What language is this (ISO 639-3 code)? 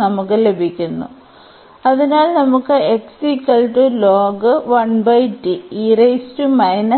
mal